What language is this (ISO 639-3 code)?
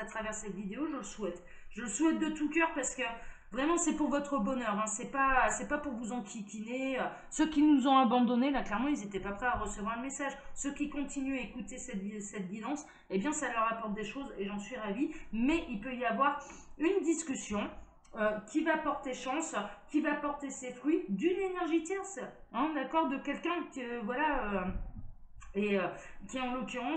fra